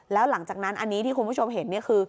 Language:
Thai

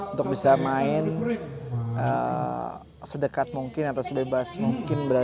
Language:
Indonesian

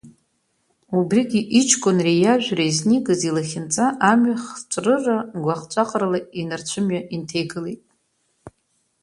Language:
Abkhazian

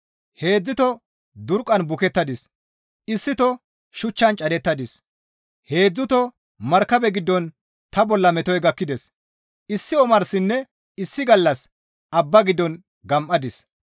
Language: Gamo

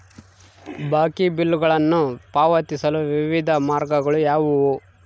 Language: Kannada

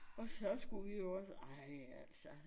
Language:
Danish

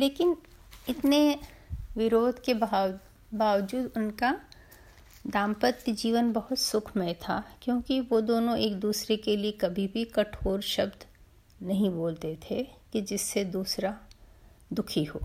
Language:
Hindi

